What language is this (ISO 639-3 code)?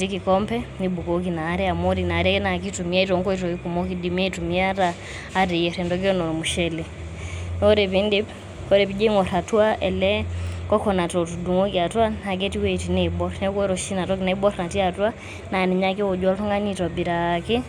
mas